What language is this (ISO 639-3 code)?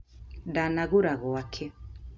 kik